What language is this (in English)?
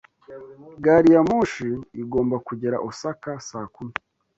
Kinyarwanda